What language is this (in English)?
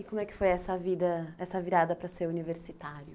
Portuguese